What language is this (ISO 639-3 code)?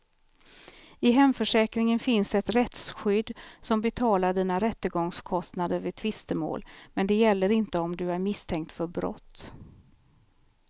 swe